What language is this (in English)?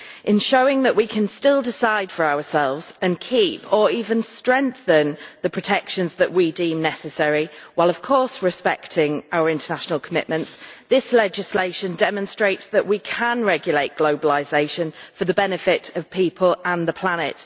English